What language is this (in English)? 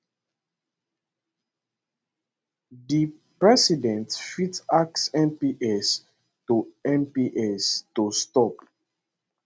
Nigerian Pidgin